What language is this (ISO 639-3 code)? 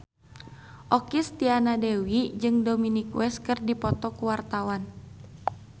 sun